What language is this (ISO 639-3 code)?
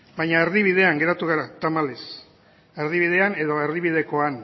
eus